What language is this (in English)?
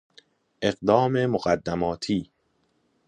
Persian